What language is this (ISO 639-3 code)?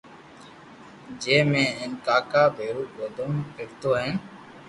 lrk